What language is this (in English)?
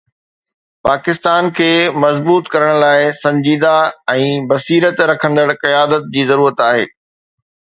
Sindhi